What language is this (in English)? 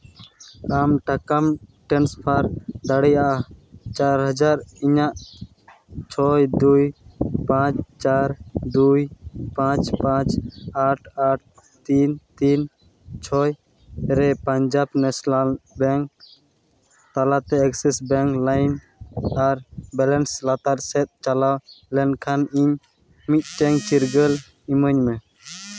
Santali